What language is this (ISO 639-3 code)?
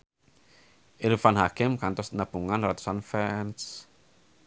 sun